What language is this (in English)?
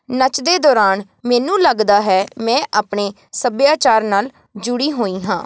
Punjabi